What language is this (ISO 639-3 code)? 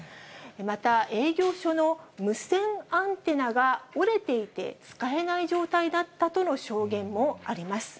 jpn